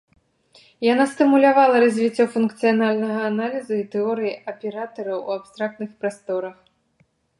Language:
Belarusian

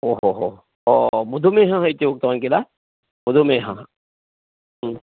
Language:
Sanskrit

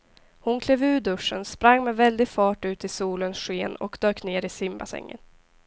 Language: Swedish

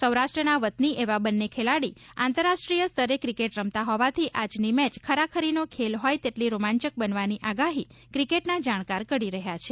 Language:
Gujarati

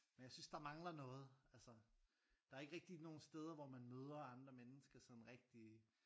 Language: Danish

